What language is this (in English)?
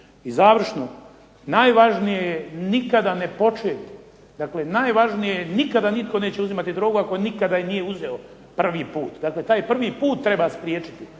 Croatian